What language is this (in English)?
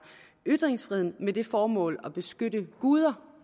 Danish